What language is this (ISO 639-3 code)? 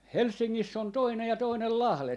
fin